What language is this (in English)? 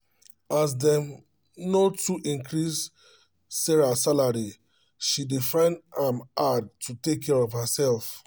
Nigerian Pidgin